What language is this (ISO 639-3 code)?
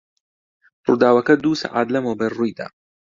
ckb